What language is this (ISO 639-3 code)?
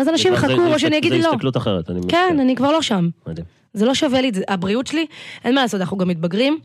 heb